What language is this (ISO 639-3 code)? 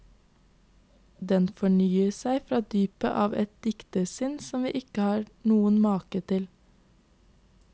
nor